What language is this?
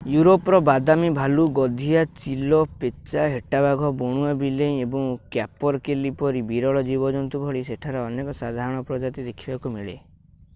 Odia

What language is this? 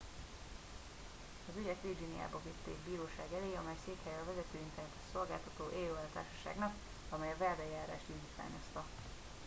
Hungarian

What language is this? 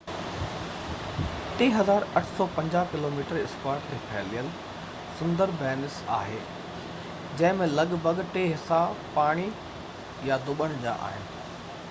Sindhi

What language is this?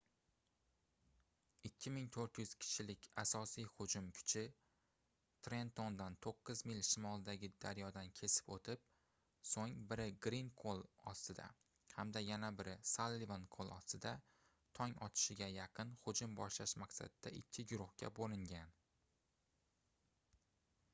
Uzbek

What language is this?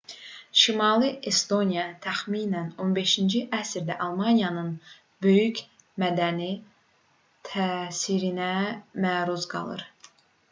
Azerbaijani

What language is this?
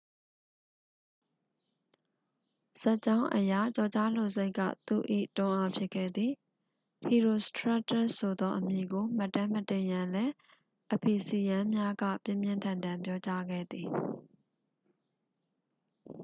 Burmese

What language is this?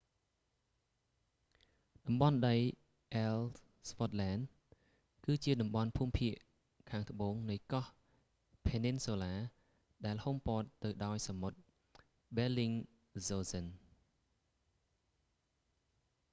Khmer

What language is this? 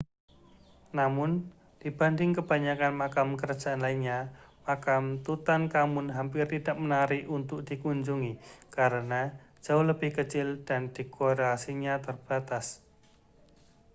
Indonesian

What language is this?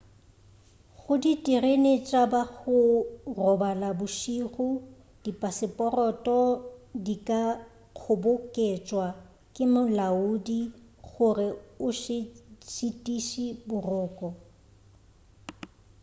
Northern Sotho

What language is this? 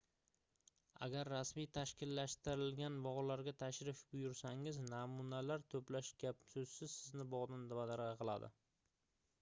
Uzbek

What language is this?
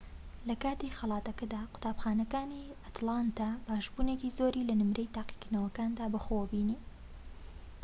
Central Kurdish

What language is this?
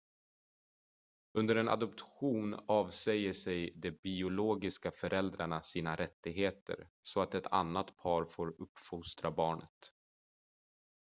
Swedish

